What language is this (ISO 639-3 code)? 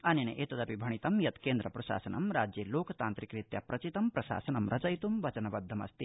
san